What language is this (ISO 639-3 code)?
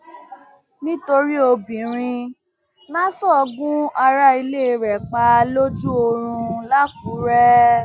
yor